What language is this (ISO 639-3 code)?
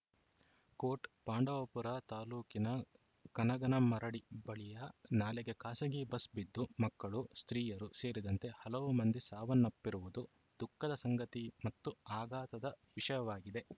kan